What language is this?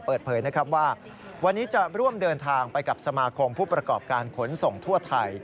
Thai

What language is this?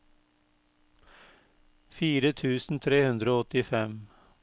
Norwegian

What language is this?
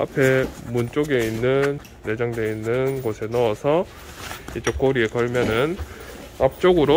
Korean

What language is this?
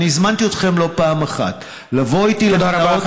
Hebrew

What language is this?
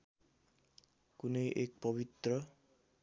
Nepali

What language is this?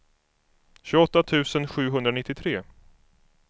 Swedish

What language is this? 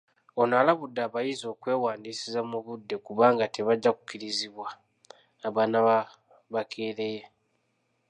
Ganda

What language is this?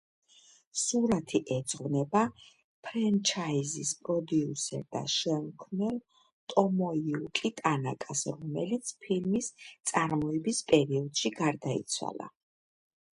Georgian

